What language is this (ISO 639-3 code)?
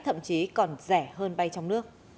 vie